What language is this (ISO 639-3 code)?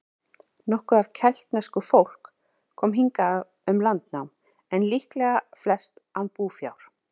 isl